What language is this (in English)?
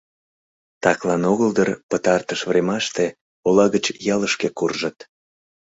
Mari